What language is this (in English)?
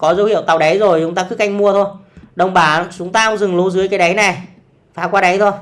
Vietnamese